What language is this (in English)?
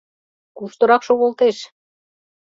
Mari